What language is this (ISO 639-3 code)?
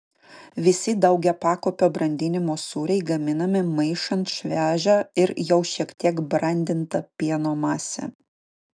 lit